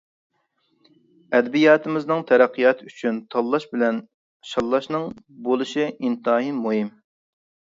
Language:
Uyghur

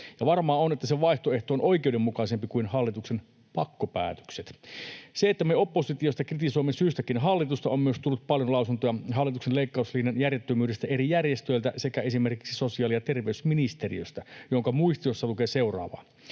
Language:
Finnish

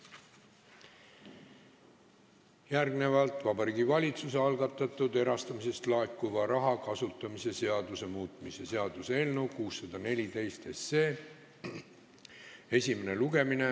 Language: Estonian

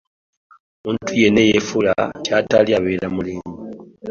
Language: Ganda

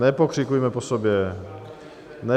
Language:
Czech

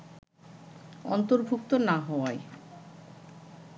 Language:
Bangla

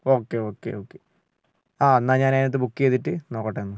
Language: Malayalam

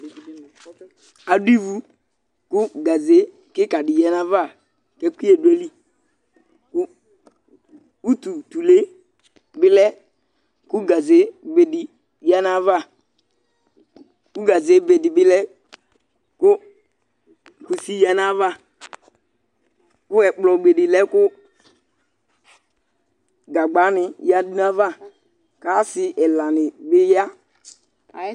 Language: Ikposo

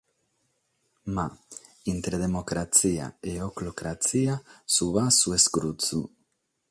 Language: Sardinian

